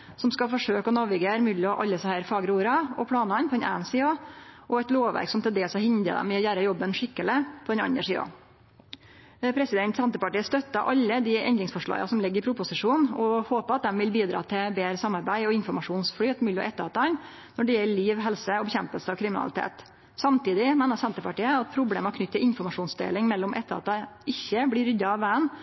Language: Norwegian Nynorsk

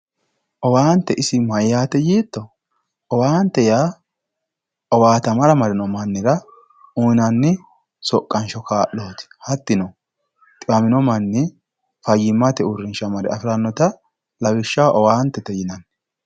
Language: Sidamo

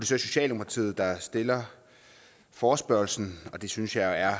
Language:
Danish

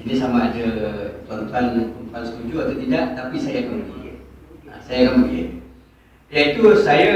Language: Malay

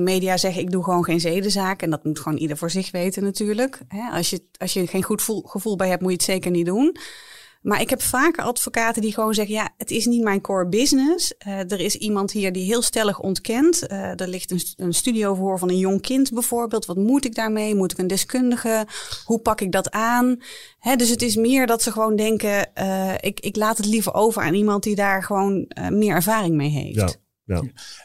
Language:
Dutch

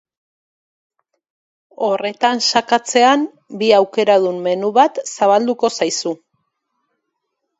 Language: Basque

